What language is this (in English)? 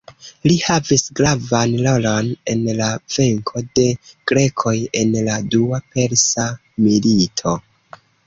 Esperanto